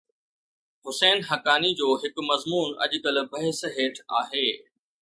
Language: Sindhi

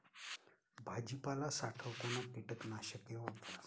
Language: Marathi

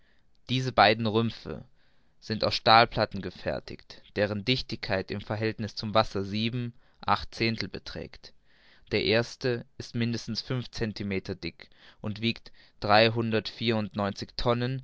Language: German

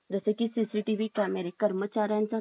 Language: Marathi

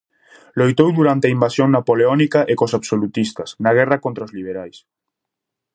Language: Galician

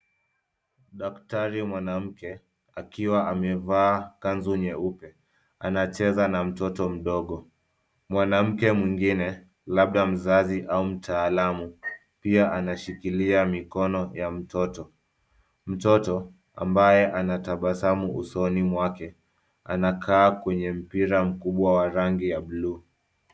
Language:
Swahili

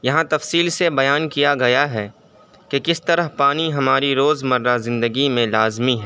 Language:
Urdu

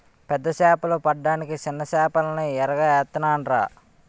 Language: Telugu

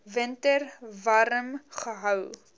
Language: Afrikaans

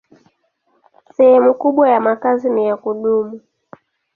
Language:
Swahili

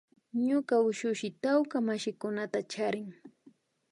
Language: Imbabura Highland Quichua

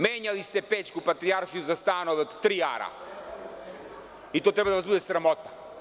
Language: Serbian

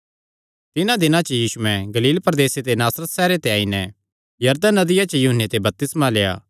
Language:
Kangri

